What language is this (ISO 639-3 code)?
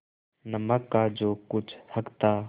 hin